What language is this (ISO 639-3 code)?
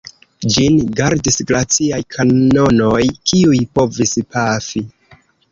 epo